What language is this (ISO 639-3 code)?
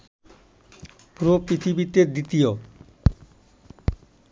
ben